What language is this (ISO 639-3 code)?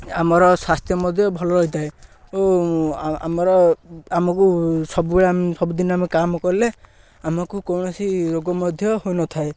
ori